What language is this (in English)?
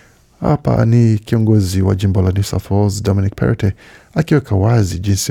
Swahili